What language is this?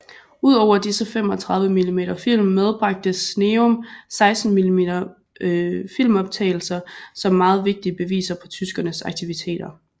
Danish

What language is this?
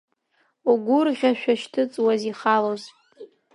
Abkhazian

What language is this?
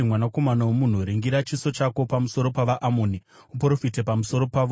Shona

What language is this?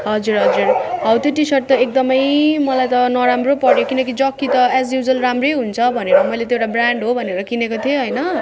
Nepali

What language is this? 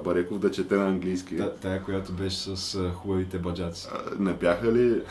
Bulgarian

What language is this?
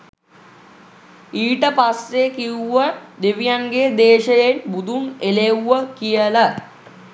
Sinhala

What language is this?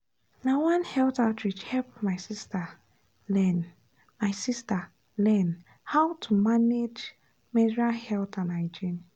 Nigerian Pidgin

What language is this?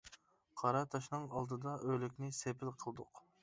Uyghur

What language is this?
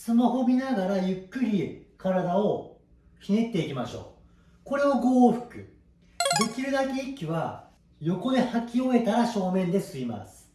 Japanese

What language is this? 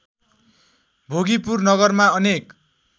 Nepali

